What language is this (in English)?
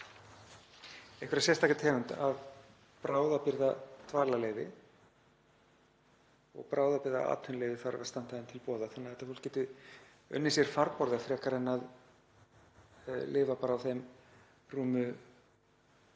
Icelandic